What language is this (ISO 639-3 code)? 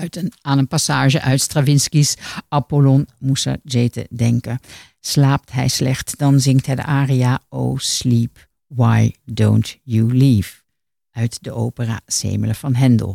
nld